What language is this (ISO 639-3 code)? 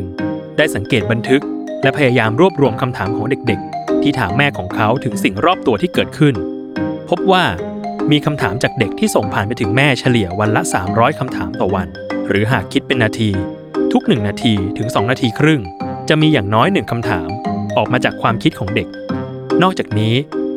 tha